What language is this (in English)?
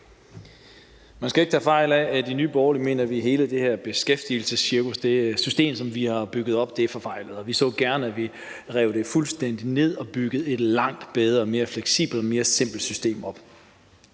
Danish